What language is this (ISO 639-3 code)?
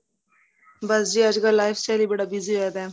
pan